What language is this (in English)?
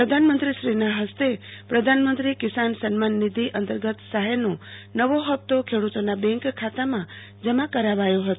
Gujarati